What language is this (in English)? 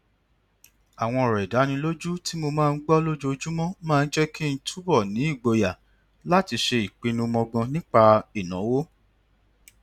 Yoruba